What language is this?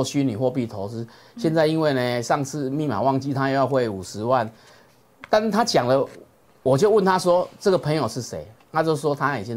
Chinese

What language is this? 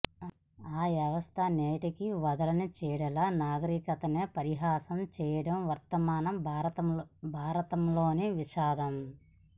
Telugu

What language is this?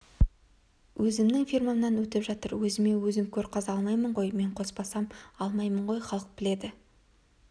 Kazakh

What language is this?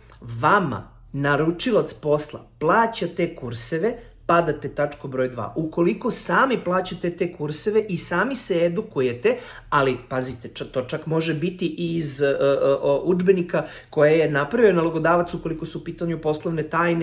Serbian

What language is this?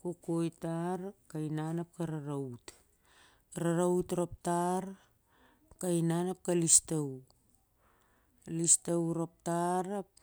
Siar-Lak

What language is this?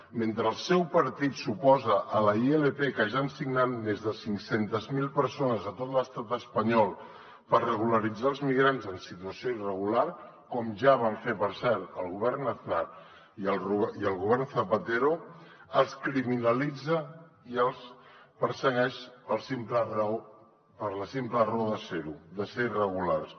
Catalan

